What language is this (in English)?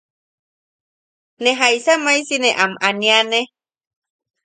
Yaqui